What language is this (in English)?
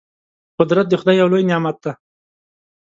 Pashto